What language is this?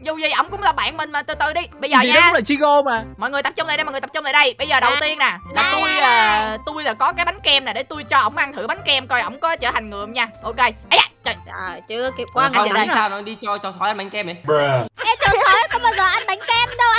Vietnamese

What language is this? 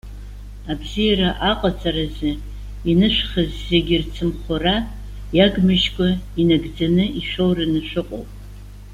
Abkhazian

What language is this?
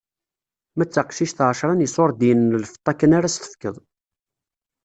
Kabyle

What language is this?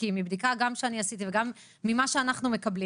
Hebrew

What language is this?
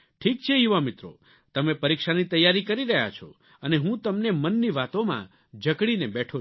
Gujarati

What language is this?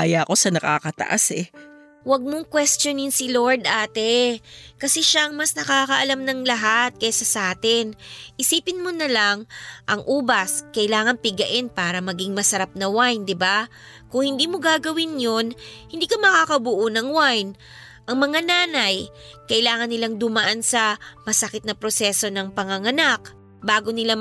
Filipino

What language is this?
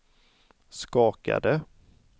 Swedish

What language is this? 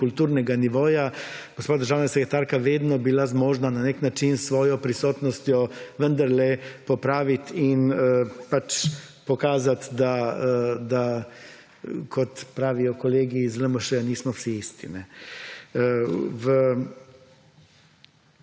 Slovenian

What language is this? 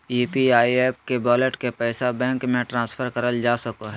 Magahi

